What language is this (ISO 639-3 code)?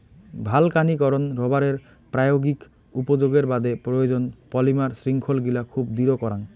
ben